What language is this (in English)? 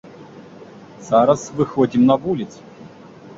Belarusian